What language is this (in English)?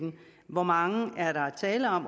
Danish